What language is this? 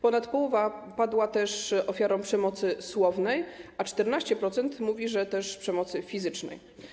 Polish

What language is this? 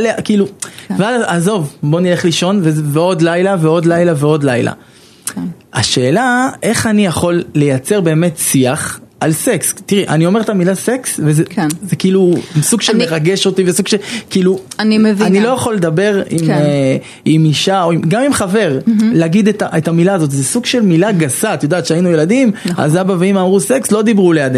Hebrew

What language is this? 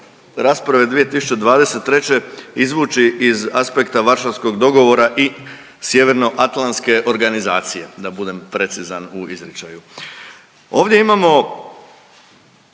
Croatian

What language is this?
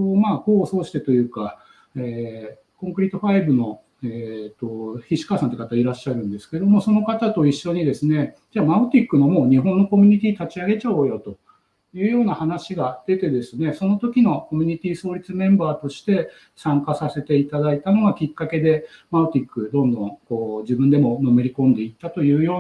Japanese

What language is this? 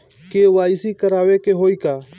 Bhojpuri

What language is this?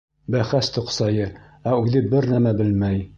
Bashkir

